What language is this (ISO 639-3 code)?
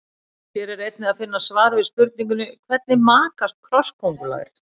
isl